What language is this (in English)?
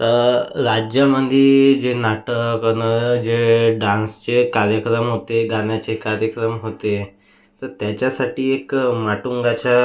Marathi